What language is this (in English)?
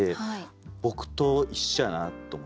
Japanese